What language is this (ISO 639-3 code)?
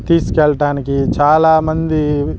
tel